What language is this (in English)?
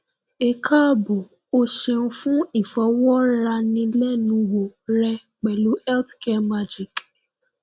Yoruba